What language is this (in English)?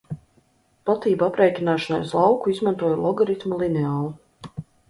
Latvian